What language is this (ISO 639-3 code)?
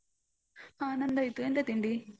kan